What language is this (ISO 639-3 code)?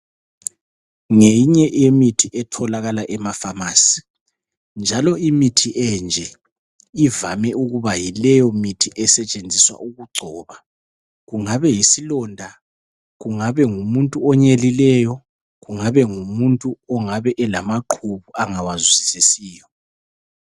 nde